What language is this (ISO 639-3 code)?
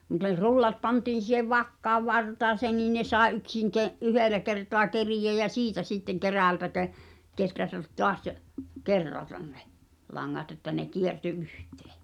fin